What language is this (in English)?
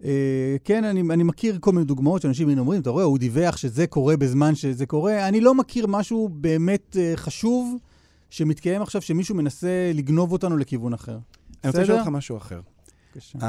Hebrew